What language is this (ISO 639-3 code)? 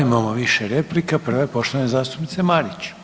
hrv